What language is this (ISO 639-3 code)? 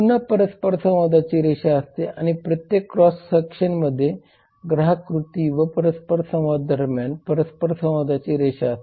mar